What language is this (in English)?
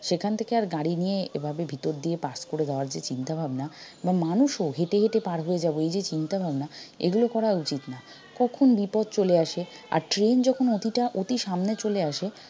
Bangla